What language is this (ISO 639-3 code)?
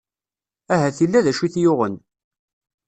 kab